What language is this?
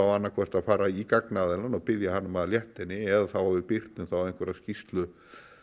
Icelandic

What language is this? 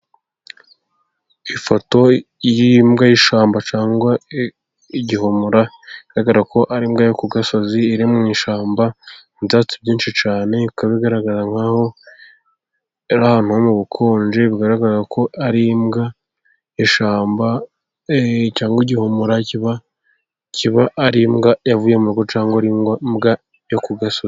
Kinyarwanda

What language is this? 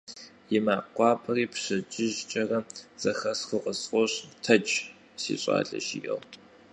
Kabardian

